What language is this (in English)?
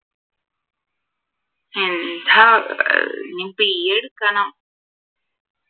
Malayalam